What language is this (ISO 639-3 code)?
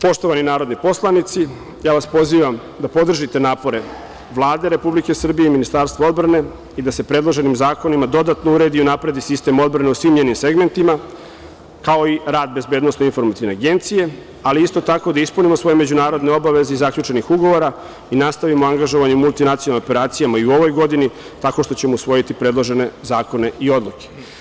srp